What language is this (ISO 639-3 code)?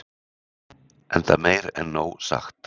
isl